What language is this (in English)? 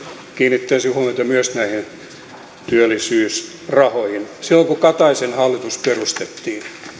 Finnish